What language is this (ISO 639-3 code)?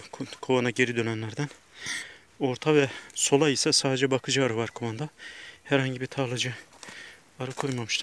tur